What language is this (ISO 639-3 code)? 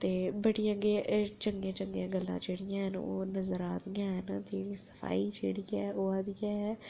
doi